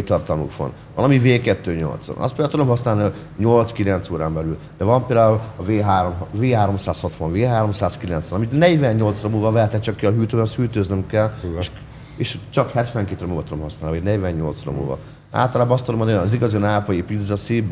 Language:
Hungarian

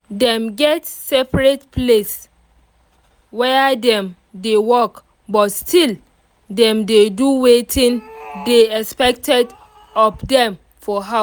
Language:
Nigerian Pidgin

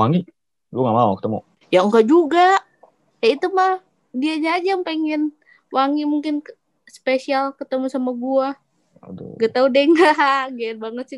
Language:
Indonesian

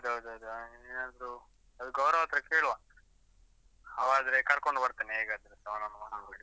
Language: Kannada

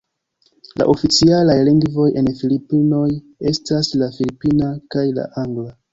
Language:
Esperanto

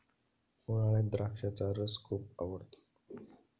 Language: Marathi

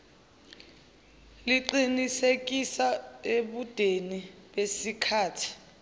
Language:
Zulu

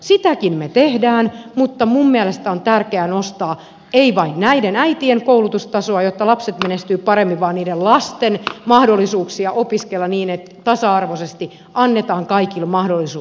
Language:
Finnish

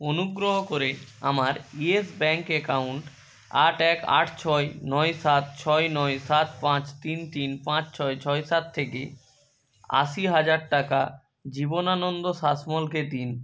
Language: Bangla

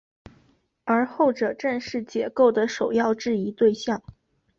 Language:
Chinese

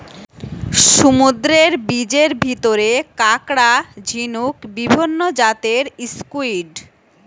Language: Bangla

